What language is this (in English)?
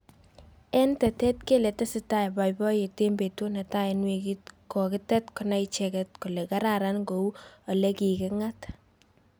Kalenjin